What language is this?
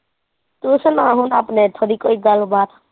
Punjabi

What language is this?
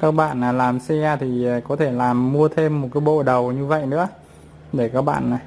Vietnamese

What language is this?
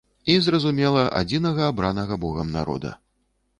Belarusian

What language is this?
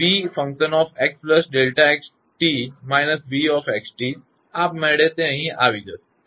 Gujarati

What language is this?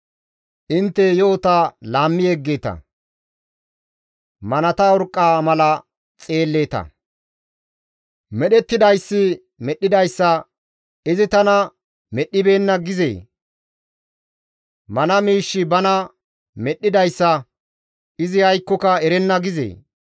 Gamo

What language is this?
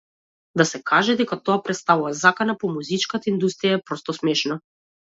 Macedonian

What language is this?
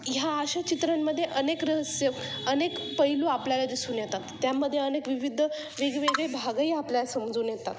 Marathi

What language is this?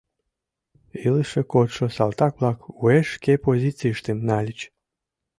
Mari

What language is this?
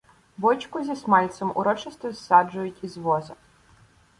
Ukrainian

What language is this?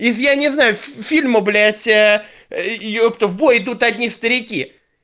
Russian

